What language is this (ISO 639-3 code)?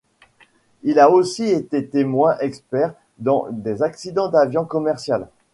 fra